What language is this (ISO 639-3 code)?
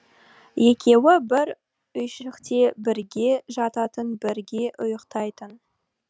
kaz